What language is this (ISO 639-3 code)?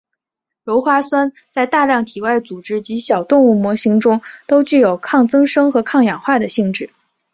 zho